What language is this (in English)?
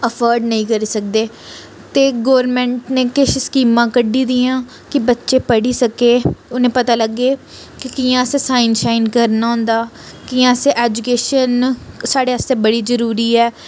Dogri